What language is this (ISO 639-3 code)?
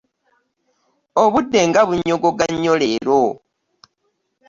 lug